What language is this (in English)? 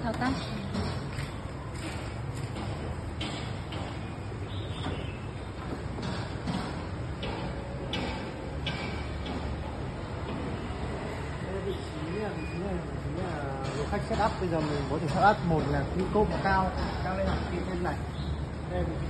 Vietnamese